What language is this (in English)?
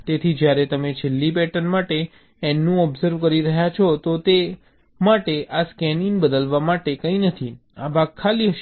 Gujarati